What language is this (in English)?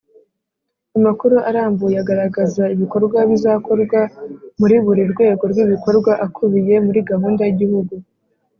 Kinyarwanda